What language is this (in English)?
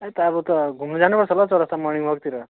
Nepali